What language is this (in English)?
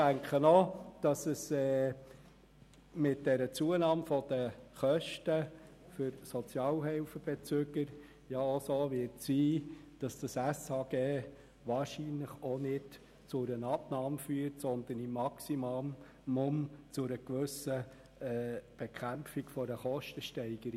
Swiss German